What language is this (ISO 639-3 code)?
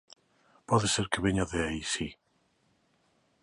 glg